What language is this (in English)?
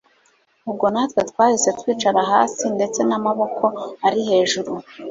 Kinyarwanda